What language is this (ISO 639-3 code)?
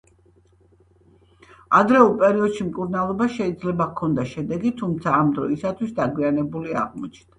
kat